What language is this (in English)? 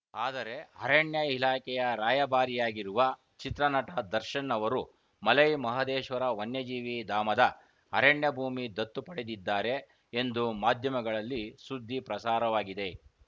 Kannada